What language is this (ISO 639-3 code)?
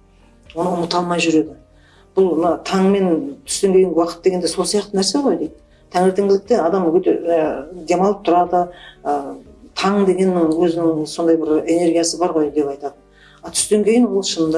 tur